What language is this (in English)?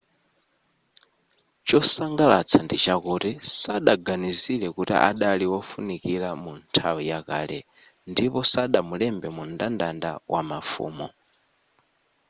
Nyanja